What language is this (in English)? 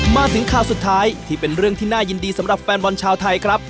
Thai